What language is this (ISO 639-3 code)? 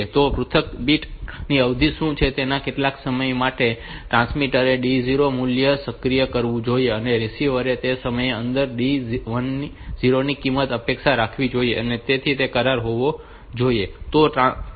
guj